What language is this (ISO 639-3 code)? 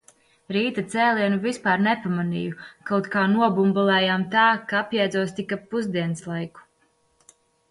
lav